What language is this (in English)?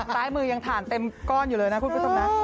Thai